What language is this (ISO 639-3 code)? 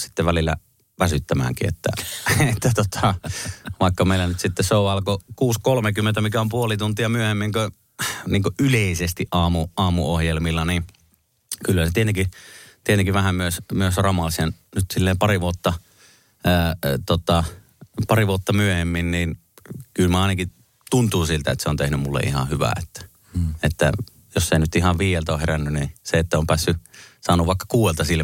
fin